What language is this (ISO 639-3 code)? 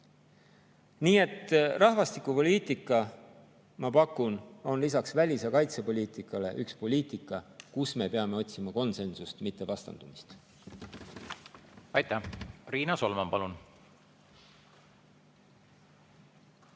est